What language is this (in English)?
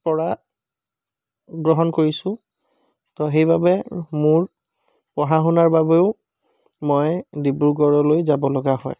Assamese